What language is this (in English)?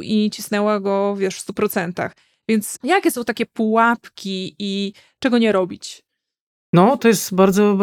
Polish